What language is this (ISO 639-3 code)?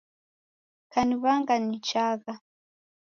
dav